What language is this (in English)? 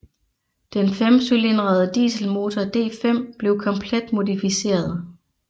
Danish